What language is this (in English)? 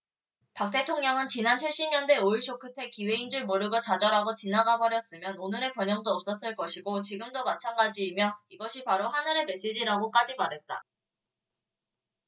Korean